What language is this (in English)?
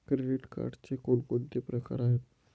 Marathi